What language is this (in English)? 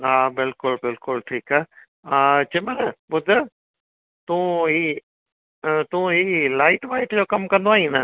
Sindhi